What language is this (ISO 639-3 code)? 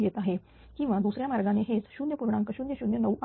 mar